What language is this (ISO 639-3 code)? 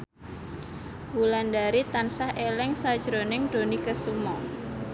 jav